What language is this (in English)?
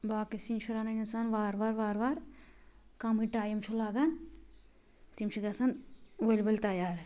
Kashmiri